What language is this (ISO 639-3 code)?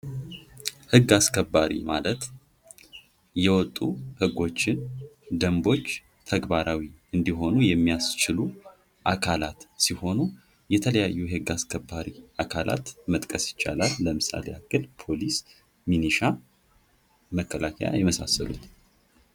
amh